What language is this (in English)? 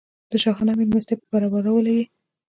Pashto